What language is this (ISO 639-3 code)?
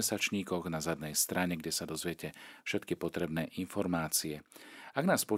slk